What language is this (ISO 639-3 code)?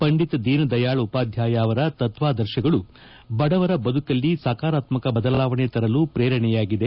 kan